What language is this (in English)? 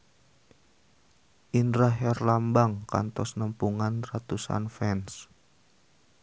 Sundanese